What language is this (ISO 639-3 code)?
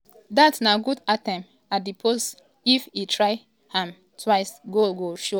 pcm